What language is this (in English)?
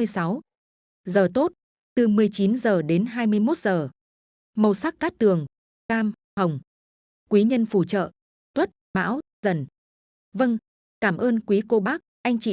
Vietnamese